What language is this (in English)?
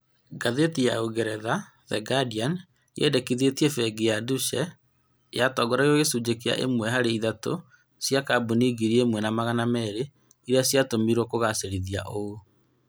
Kikuyu